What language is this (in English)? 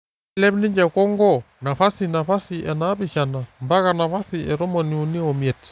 Masai